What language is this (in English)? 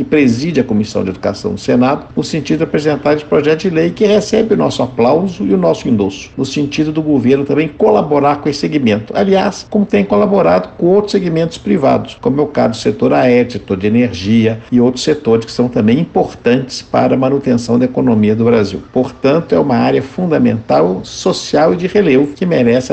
Portuguese